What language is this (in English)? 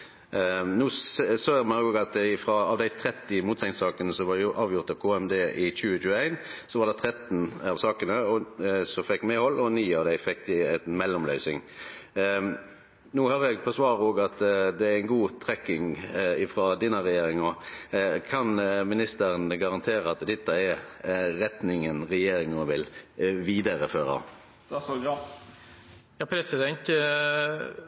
Norwegian Nynorsk